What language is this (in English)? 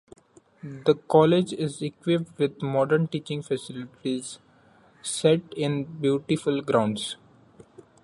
English